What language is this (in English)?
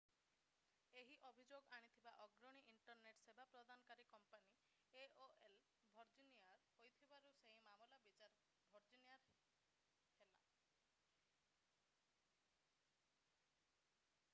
Odia